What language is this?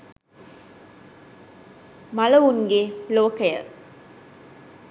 Sinhala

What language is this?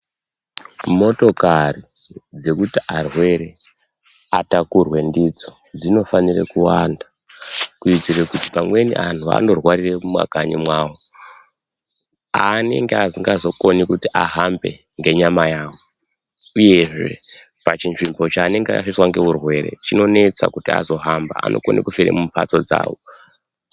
Ndau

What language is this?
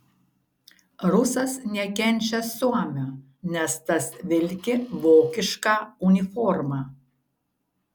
Lithuanian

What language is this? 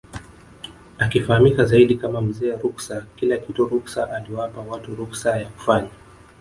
Swahili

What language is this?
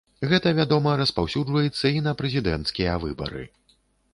Belarusian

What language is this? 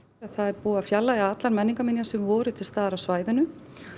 Icelandic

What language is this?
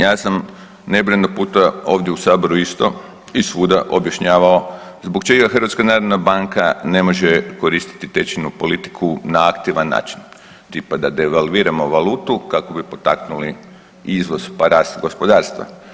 Croatian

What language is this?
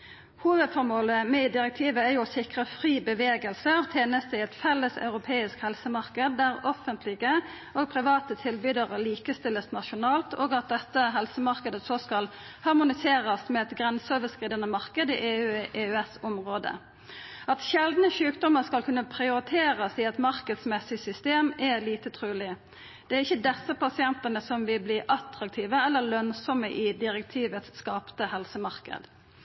Norwegian Nynorsk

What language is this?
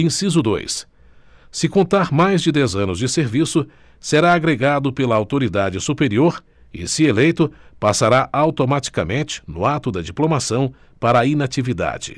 Portuguese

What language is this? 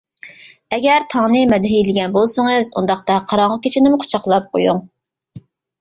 Uyghur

